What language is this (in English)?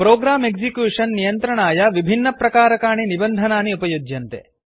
Sanskrit